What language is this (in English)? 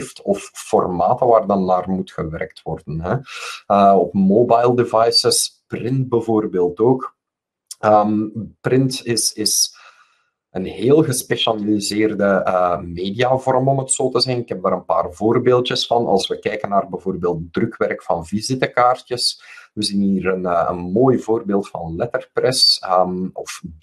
Dutch